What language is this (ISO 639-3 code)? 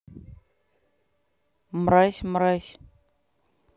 rus